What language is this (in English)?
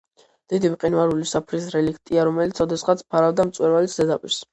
Georgian